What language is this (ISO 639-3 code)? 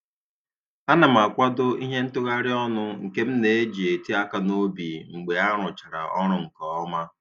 ibo